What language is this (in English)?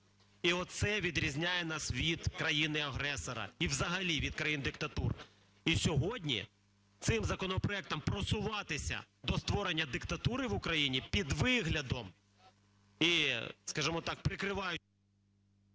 Ukrainian